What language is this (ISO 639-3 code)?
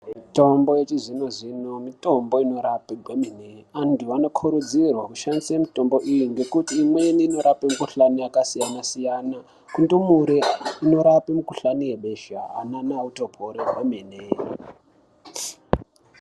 ndc